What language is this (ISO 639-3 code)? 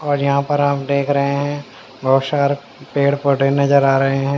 hin